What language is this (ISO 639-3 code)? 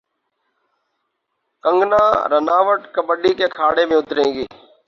urd